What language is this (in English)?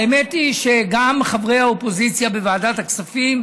Hebrew